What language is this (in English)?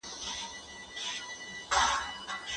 Pashto